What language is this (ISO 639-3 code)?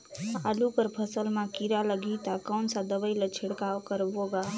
hne